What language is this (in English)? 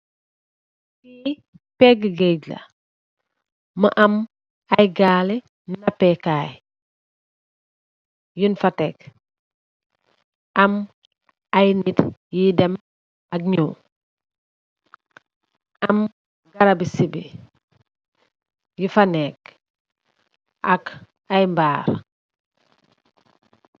Wolof